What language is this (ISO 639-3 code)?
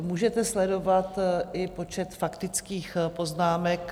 ces